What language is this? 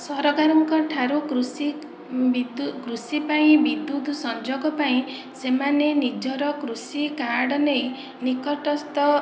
Odia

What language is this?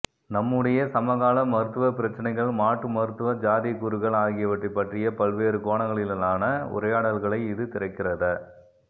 Tamil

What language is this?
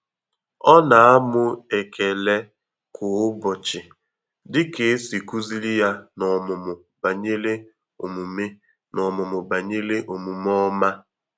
Igbo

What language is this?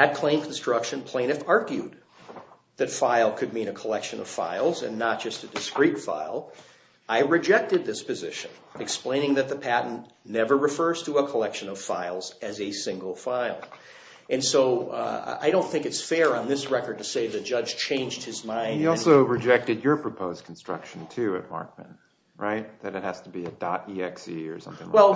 English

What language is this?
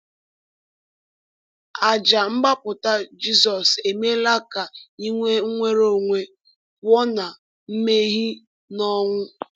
Igbo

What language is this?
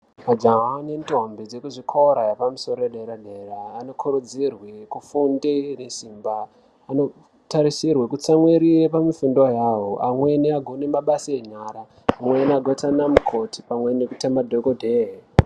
Ndau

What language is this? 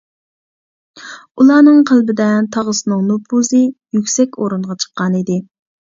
Uyghur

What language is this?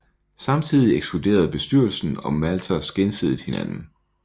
Danish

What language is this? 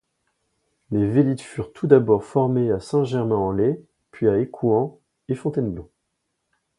French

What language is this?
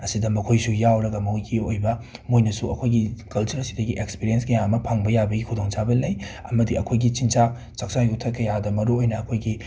Manipuri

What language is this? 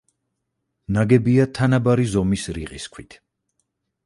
Georgian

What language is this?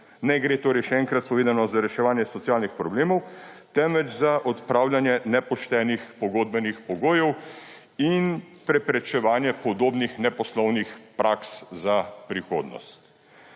Slovenian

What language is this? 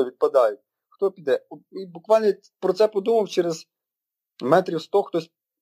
Ukrainian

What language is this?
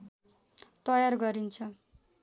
Nepali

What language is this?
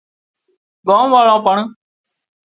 Wadiyara Koli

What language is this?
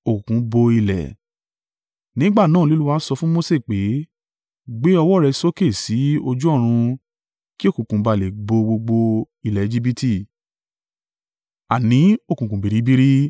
Yoruba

